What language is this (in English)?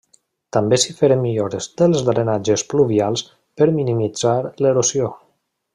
Catalan